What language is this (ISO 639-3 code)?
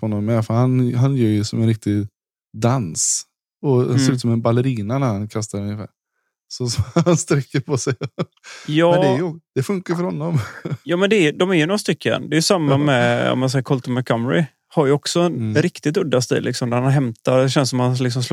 swe